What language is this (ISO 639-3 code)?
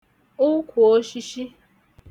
ibo